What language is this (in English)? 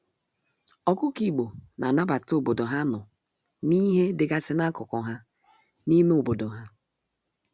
Igbo